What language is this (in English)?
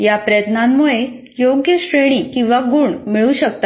Marathi